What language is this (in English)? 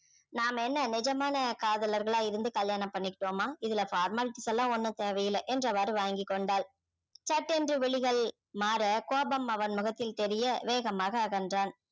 Tamil